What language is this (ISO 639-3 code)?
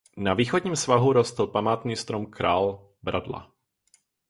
ces